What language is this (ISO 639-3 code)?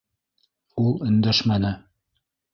bak